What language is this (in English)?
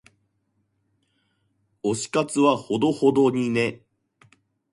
Japanese